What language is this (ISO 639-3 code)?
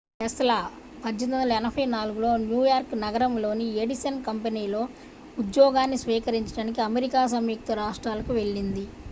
tel